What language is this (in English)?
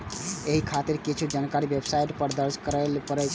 Maithili